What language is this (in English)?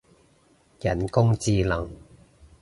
Cantonese